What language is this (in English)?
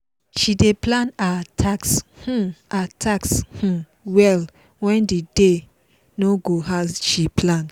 Nigerian Pidgin